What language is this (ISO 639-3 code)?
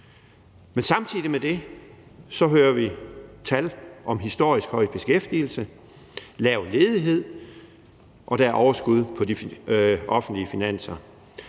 dan